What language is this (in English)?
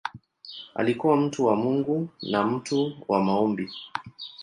Swahili